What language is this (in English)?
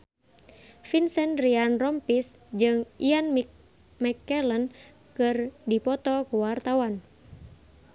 Sundanese